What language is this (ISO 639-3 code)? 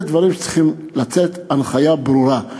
heb